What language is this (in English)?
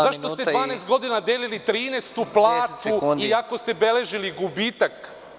Serbian